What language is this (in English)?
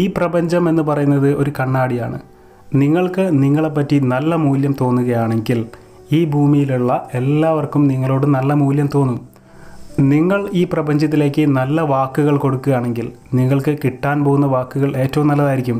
Malayalam